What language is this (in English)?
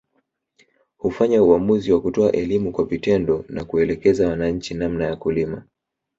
Swahili